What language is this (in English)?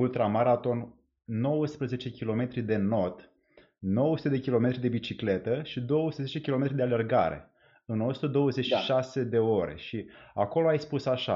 Romanian